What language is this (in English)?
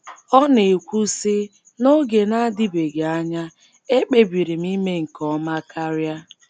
Igbo